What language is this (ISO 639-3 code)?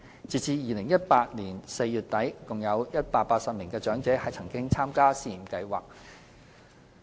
yue